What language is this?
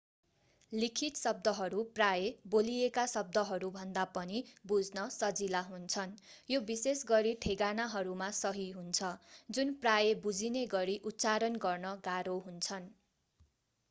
Nepali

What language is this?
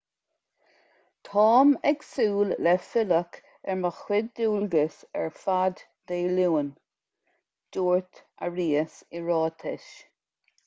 Irish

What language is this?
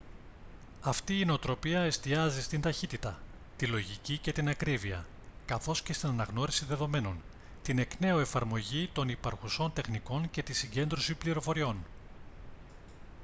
Greek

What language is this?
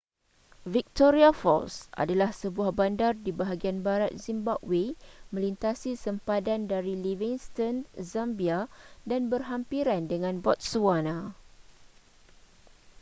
Malay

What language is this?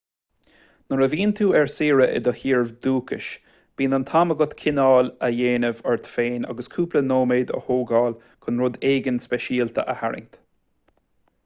Irish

